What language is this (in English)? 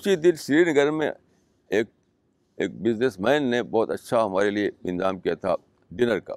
Urdu